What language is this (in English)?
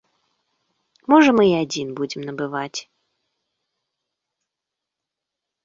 Belarusian